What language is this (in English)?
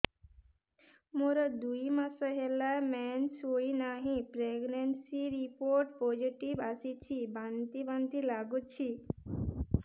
Odia